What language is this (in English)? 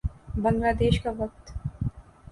Urdu